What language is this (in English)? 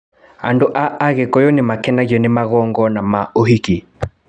Kikuyu